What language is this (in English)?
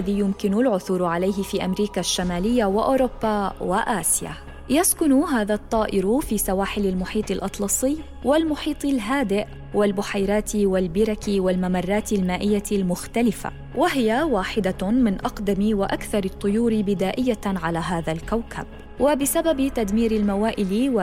Arabic